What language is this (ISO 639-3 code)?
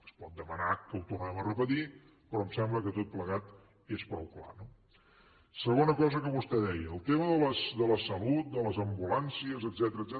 cat